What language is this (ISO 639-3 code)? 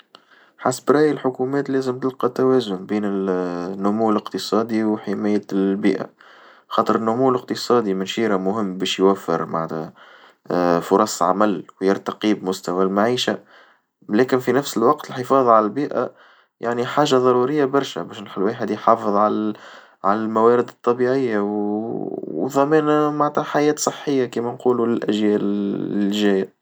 aeb